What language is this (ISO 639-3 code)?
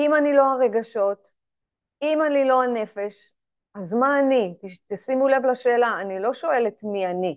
heb